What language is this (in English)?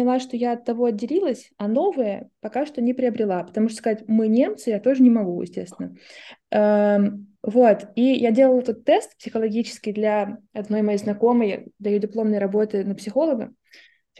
Russian